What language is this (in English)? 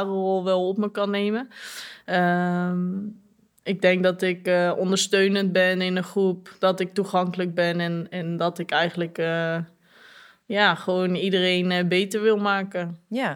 Dutch